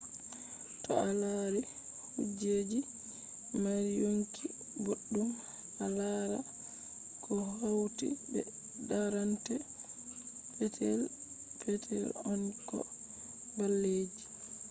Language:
Fula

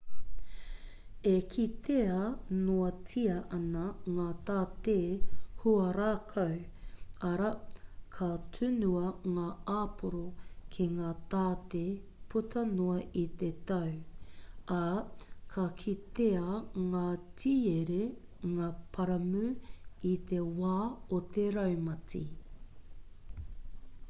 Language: Māori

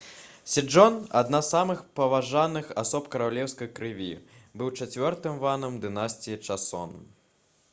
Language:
Belarusian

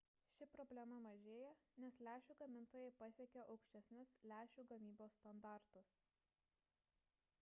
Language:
Lithuanian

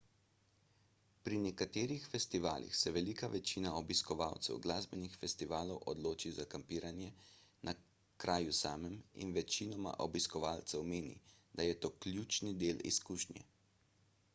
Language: Slovenian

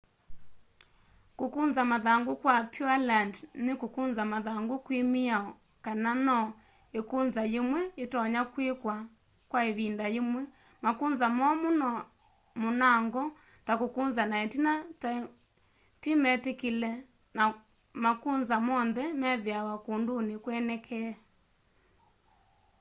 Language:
Kamba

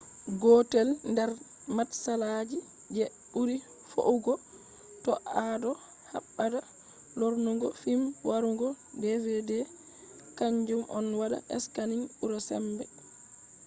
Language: Fula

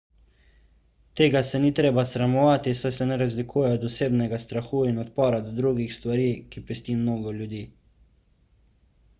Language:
Slovenian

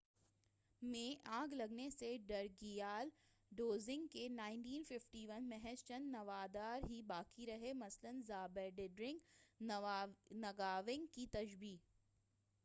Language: Urdu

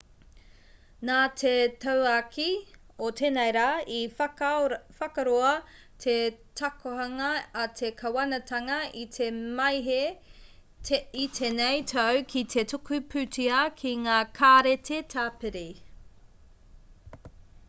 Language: Māori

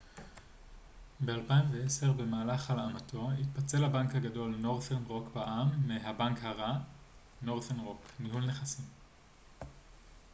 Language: Hebrew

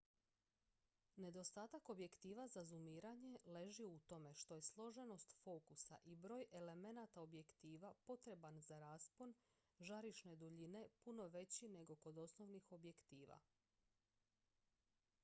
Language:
Croatian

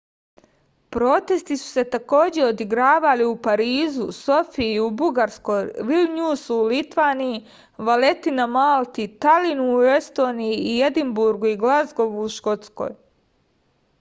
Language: Serbian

